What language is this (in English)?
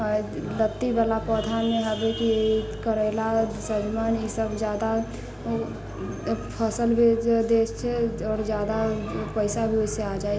Maithili